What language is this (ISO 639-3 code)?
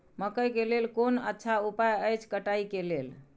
mai